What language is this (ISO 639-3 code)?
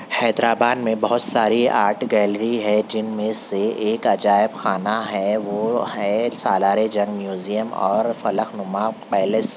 urd